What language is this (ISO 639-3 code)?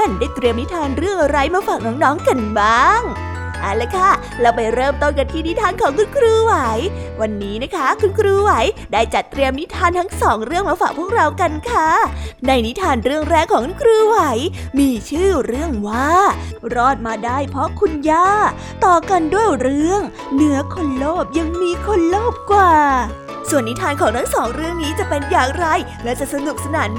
tha